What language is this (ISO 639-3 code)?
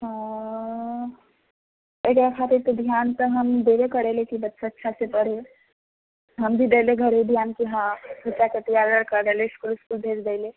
mai